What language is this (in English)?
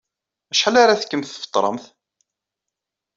Kabyle